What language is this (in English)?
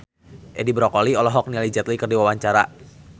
Sundanese